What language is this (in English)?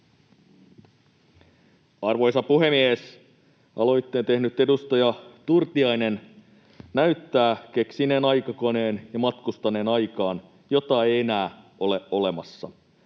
Finnish